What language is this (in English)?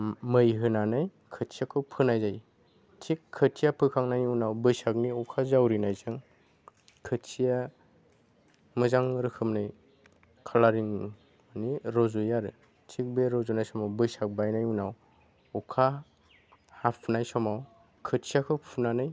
Bodo